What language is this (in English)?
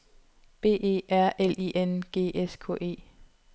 Danish